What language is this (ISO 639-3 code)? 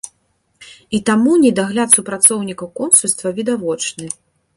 bel